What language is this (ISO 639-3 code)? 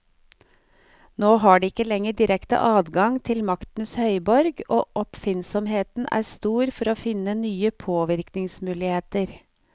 nor